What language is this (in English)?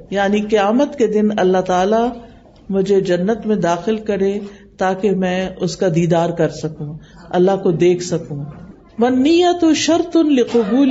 Urdu